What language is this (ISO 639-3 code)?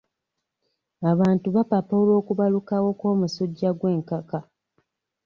lug